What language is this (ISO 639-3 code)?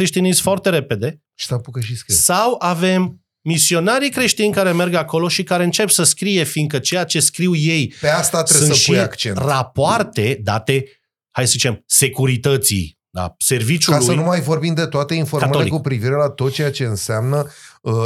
ron